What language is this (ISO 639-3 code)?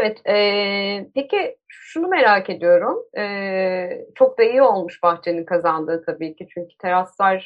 tur